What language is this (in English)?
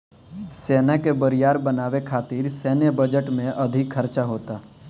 Bhojpuri